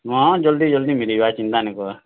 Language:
Odia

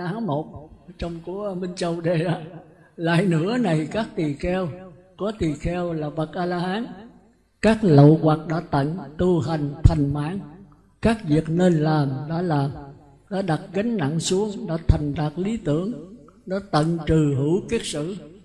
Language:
Vietnamese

